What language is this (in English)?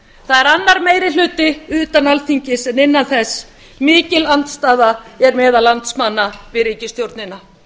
Icelandic